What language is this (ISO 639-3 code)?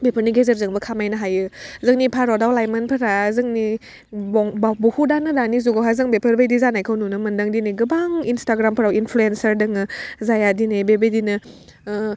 brx